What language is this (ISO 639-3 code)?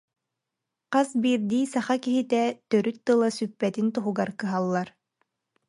sah